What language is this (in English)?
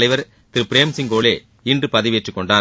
Tamil